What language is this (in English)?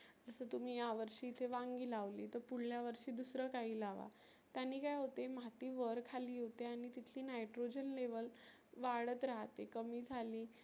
Marathi